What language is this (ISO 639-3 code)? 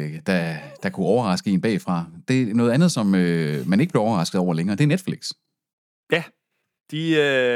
dan